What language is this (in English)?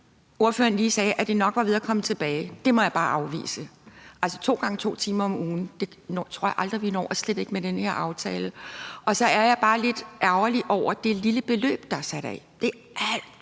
Danish